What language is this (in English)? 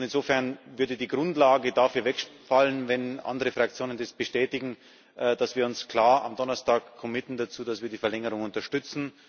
German